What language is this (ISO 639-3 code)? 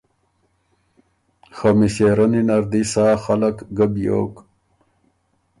oru